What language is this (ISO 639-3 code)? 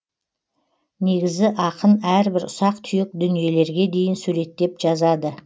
kaz